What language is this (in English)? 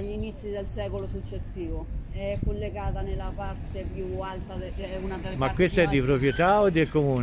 Italian